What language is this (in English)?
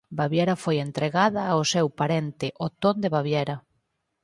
Galician